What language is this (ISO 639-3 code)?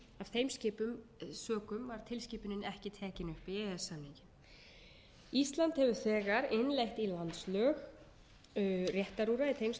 isl